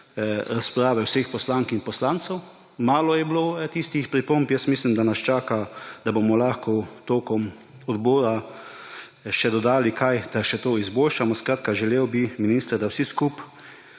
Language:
Slovenian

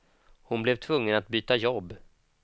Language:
Swedish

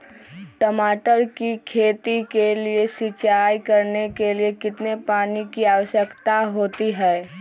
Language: Magahi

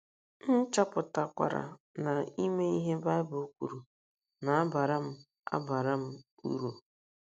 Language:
Igbo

